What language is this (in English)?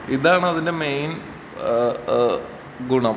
Malayalam